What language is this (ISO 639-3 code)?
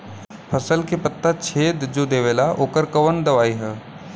bho